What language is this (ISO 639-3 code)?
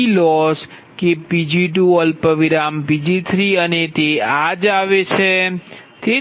guj